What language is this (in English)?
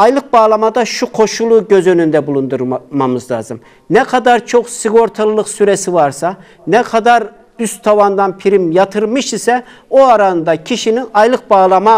Turkish